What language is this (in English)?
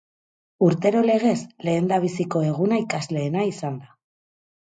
Basque